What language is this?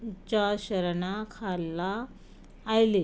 Konkani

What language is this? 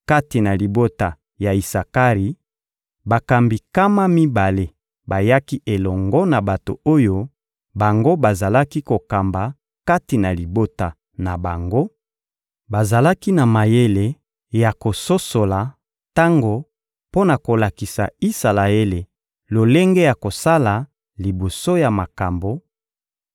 Lingala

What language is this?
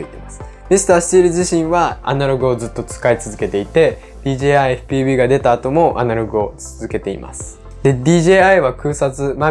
Japanese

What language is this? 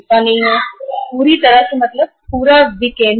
Hindi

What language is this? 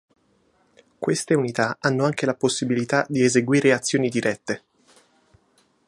Italian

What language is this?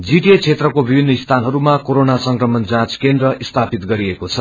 Nepali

